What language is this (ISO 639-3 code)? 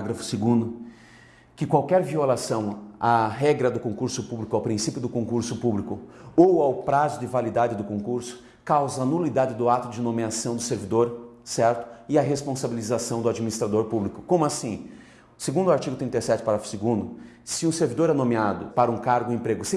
por